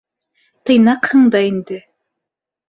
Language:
Bashkir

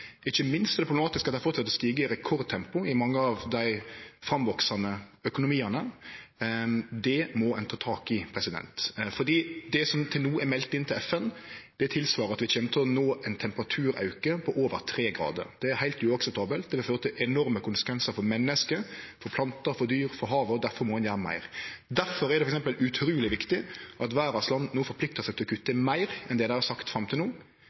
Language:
Norwegian Nynorsk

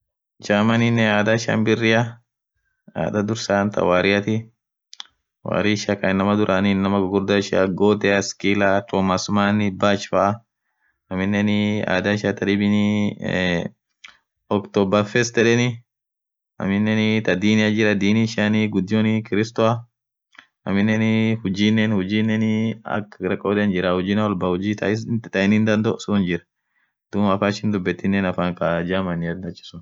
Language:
Orma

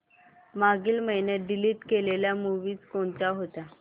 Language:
Marathi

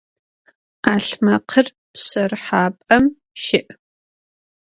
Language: Adyghe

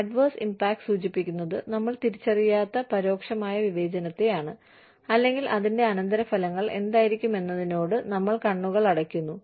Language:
Malayalam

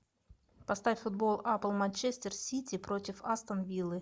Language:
Russian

